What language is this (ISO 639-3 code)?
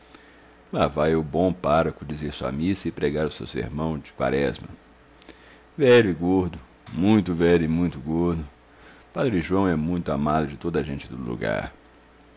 por